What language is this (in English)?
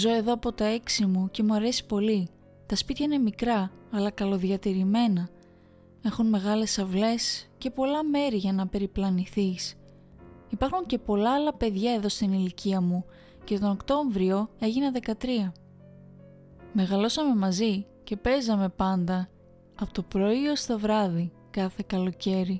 Greek